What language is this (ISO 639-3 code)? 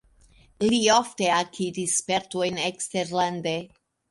epo